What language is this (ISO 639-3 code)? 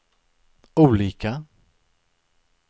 swe